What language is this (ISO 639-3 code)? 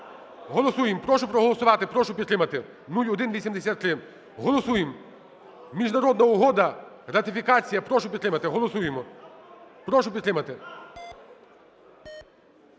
ukr